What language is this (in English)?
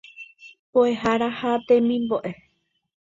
Guarani